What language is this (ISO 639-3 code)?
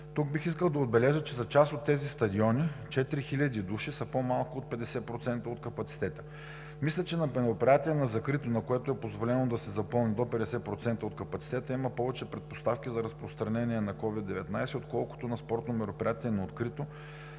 bul